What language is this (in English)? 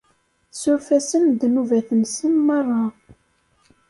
Kabyle